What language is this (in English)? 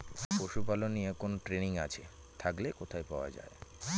Bangla